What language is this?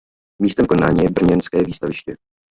Czech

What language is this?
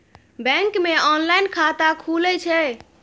Maithili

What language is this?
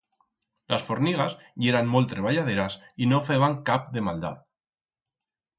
Aragonese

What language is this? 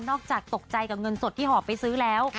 Thai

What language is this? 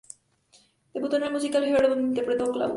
Spanish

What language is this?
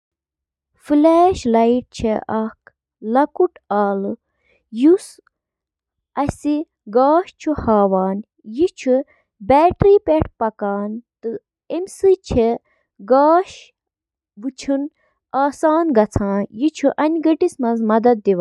Kashmiri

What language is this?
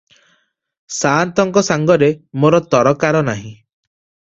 Odia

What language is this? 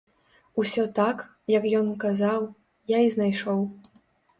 Belarusian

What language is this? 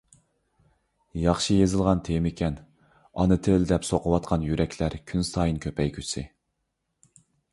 Uyghur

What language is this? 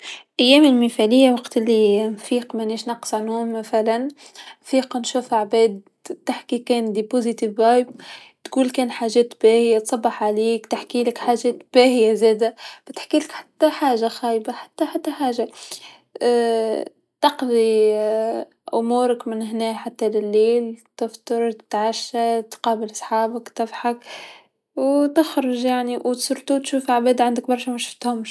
Tunisian Arabic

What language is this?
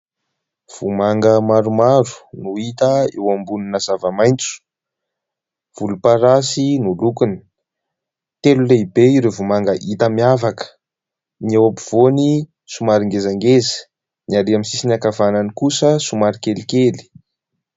Malagasy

